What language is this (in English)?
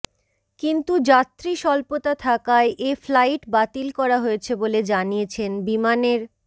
Bangla